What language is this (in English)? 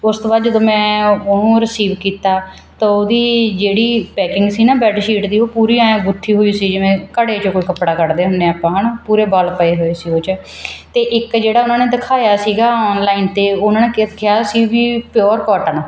Punjabi